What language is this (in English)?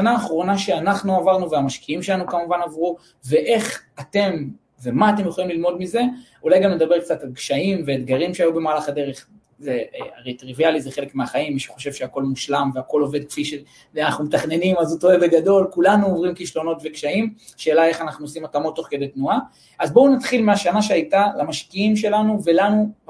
Hebrew